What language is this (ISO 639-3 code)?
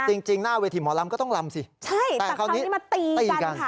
tha